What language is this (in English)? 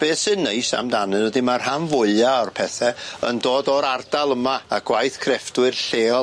Welsh